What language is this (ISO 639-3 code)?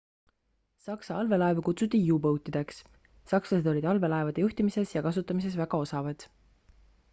est